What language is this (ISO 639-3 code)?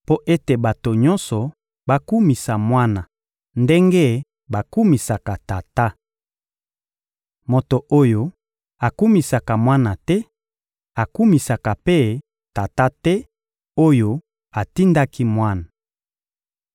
lin